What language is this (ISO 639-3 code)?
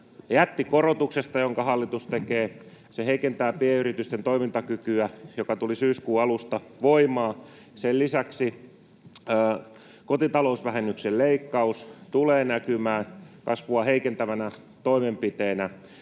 fin